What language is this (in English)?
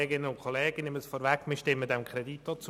Swiss German